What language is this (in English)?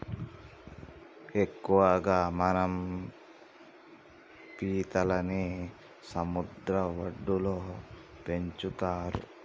Telugu